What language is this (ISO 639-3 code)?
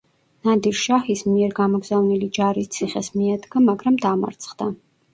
kat